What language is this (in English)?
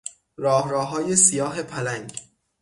Persian